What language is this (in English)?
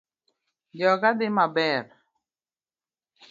Luo (Kenya and Tanzania)